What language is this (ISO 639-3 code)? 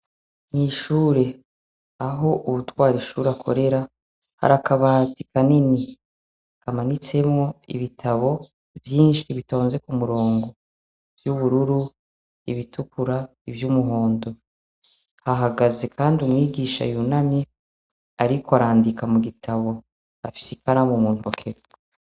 run